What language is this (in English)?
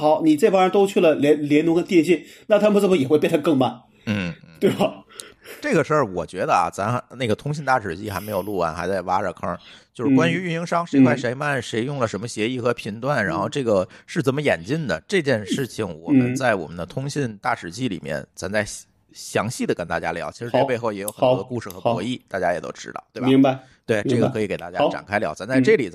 Chinese